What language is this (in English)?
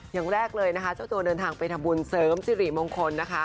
Thai